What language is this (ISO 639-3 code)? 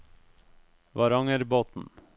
nor